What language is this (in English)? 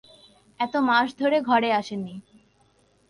Bangla